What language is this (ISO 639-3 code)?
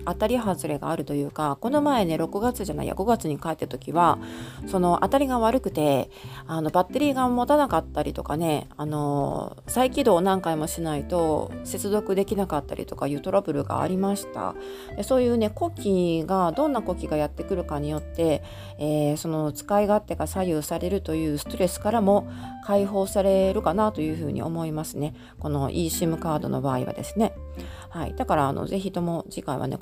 jpn